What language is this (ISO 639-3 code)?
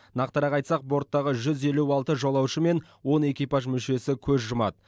kaz